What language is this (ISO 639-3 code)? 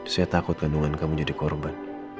ind